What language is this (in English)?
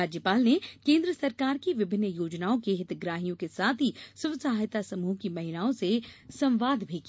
Hindi